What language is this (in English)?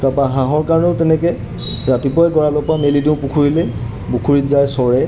Assamese